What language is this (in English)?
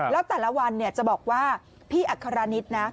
Thai